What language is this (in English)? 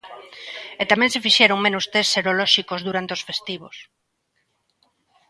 Galician